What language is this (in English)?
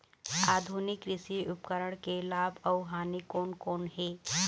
Chhattisgarhi